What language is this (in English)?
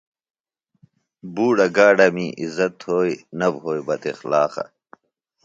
Phalura